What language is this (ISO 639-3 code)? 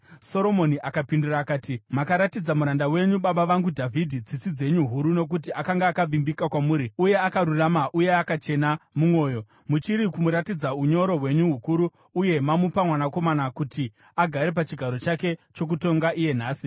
sna